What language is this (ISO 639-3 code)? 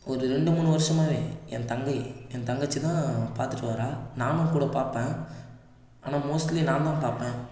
tam